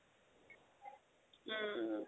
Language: Assamese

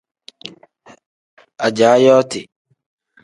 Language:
Tem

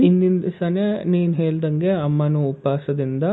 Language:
Kannada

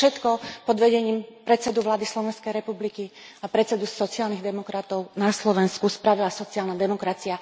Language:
Slovak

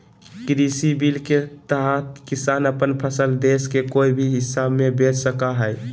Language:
Magahi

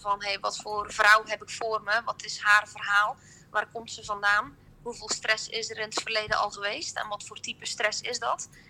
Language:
Dutch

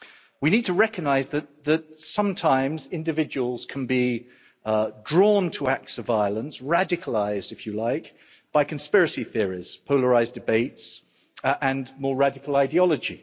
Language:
English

